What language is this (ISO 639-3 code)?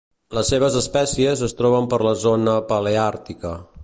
cat